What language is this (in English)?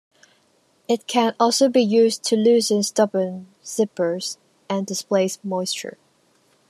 English